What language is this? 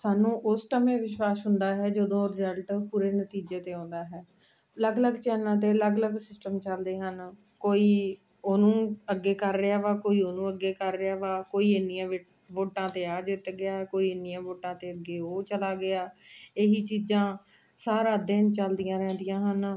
Punjabi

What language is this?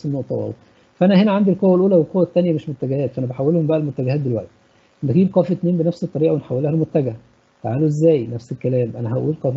Arabic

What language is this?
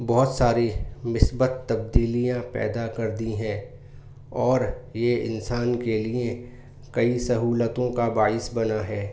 Urdu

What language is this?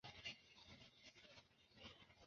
Chinese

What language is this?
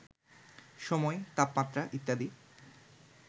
Bangla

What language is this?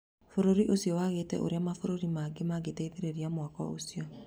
Kikuyu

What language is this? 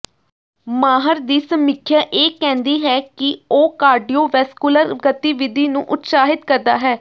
Punjabi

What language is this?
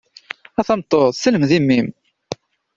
Kabyle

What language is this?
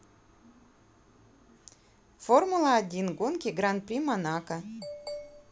Russian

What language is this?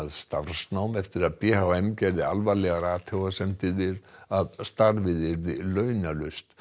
Icelandic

